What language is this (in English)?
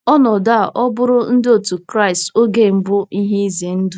Igbo